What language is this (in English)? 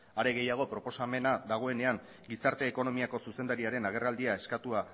Basque